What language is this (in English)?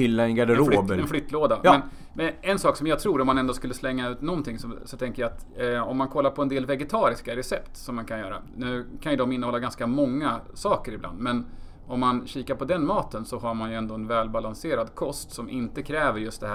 Swedish